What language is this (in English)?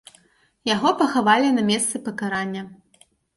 Belarusian